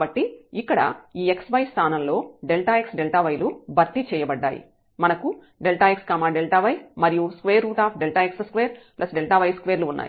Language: Telugu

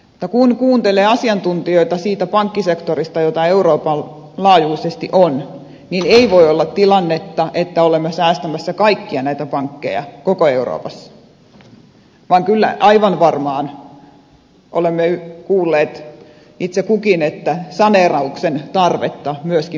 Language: Finnish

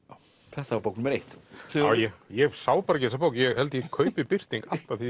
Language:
Icelandic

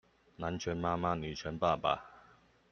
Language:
Chinese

